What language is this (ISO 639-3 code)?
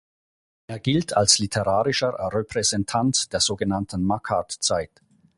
deu